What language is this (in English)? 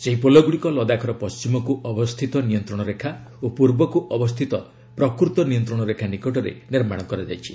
Odia